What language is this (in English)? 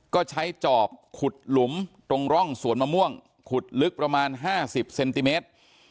Thai